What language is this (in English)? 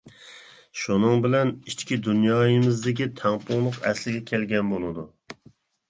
Uyghur